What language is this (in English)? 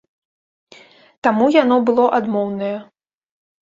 Belarusian